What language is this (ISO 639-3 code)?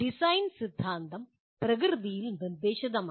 mal